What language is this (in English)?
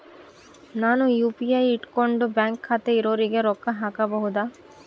Kannada